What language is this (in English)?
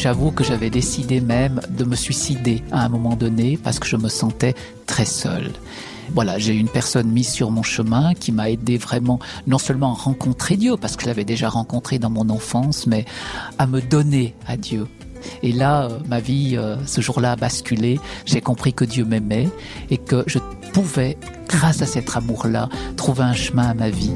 French